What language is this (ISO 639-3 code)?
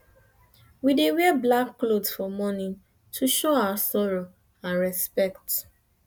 pcm